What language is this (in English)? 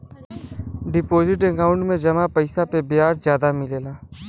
Bhojpuri